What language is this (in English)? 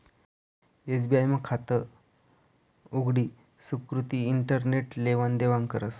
Marathi